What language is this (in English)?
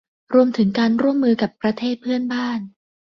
Thai